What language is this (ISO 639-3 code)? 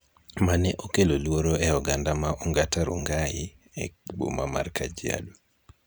luo